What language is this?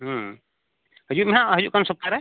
Santali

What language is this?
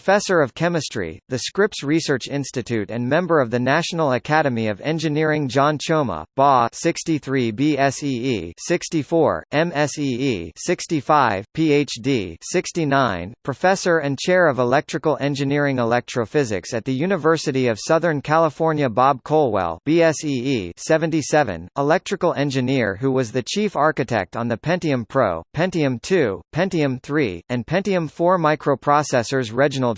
English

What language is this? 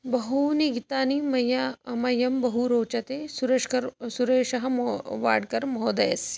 Sanskrit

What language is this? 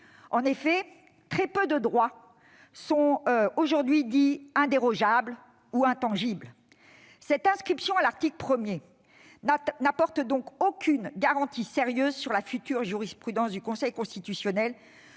French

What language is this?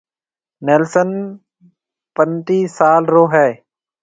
Marwari (Pakistan)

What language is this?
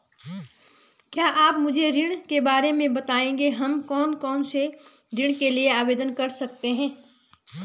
Hindi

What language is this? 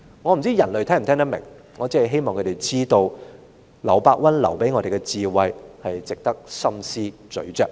Cantonese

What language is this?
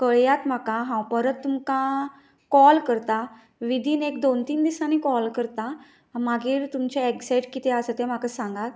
Konkani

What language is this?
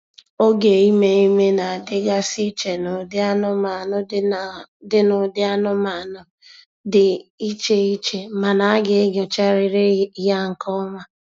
Igbo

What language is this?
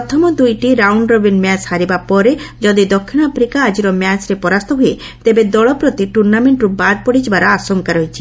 Odia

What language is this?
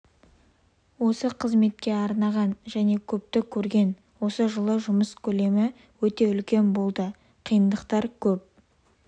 Kazakh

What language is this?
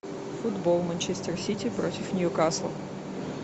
Russian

